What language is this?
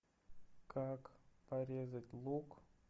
Russian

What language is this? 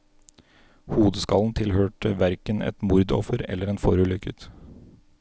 Norwegian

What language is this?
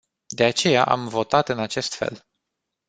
Romanian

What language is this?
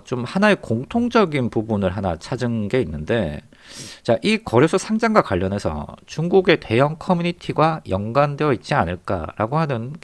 Korean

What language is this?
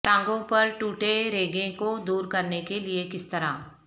Urdu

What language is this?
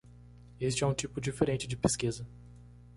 Portuguese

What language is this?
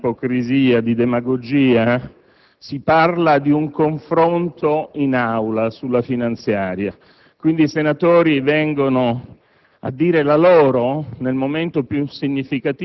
Italian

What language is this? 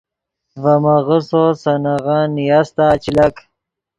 Yidgha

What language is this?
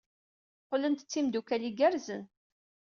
Kabyle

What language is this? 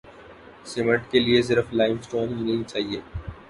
Urdu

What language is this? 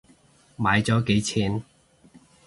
Cantonese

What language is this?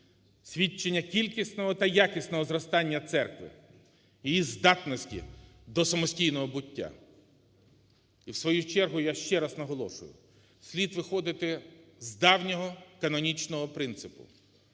Ukrainian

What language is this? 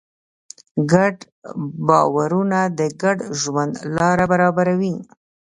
Pashto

